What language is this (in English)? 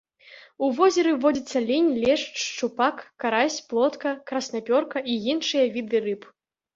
Belarusian